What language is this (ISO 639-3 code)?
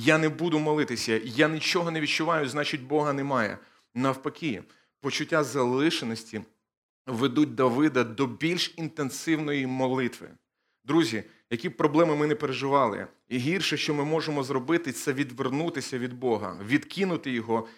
ukr